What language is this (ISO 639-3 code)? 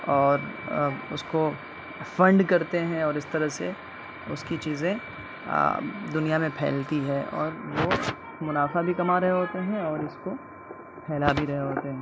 urd